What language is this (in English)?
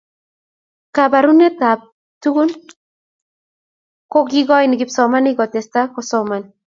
Kalenjin